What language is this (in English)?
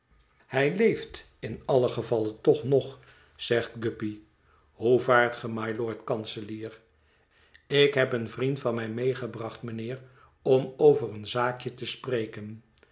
Dutch